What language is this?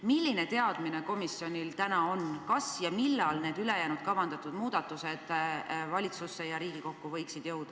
Estonian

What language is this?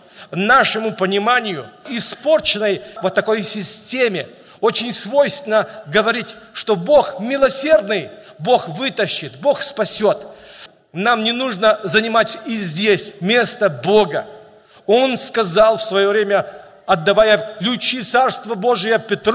Russian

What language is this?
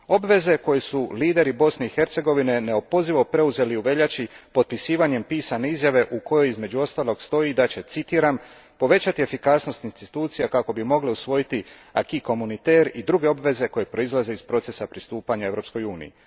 Croatian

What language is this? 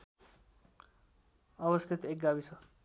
Nepali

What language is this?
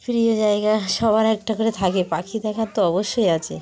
Bangla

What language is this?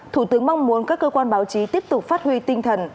Vietnamese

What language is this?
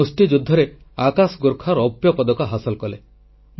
Odia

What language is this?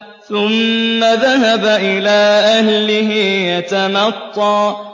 Arabic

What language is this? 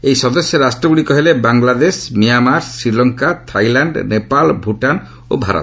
Odia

